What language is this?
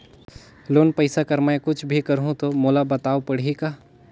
Chhattisgarhi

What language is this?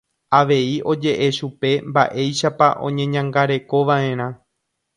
Guarani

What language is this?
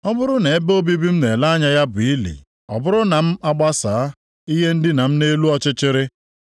Igbo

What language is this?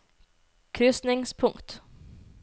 Norwegian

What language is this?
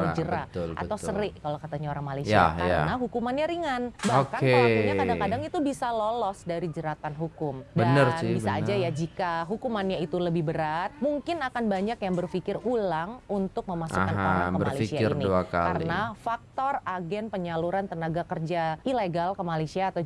Indonesian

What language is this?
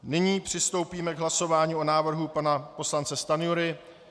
Czech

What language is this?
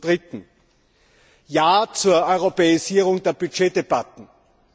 German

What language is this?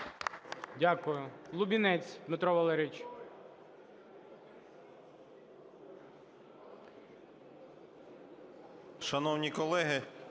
Ukrainian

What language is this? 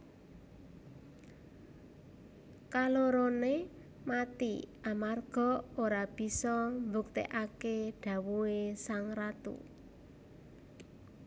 Javanese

